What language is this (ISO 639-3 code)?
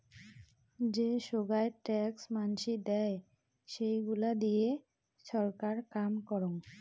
ben